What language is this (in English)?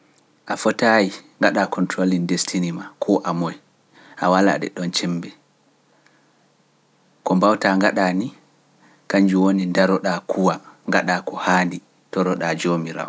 Pular